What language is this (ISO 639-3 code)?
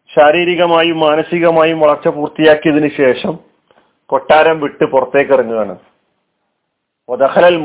mal